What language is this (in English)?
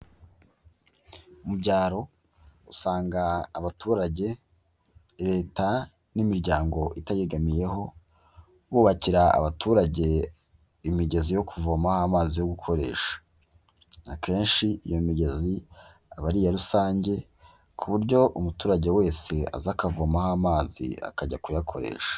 Kinyarwanda